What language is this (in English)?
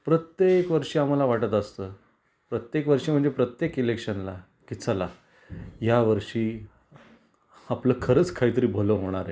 Marathi